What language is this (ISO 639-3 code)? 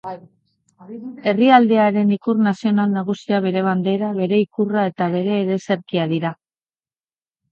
eus